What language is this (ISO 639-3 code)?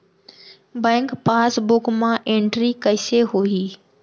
hne